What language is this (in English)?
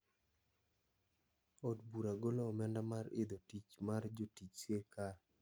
Luo (Kenya and Tanzania)